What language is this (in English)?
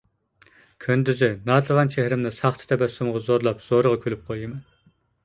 Uyghur